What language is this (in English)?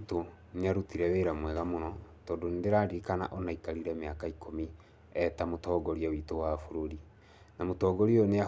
Kikuyu